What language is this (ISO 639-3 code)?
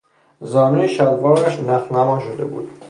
fas